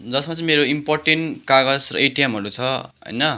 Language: Nepali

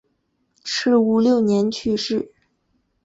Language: Chinese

